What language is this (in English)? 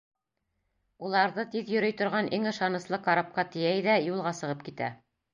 Bashkir